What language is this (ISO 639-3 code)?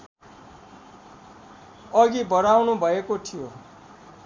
nep